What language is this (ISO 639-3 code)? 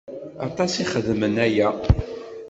kab